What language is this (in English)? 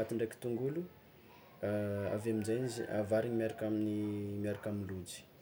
Tsimihety Malagasy